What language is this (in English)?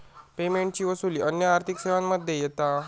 Marathi